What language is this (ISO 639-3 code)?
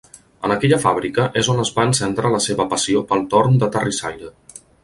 cat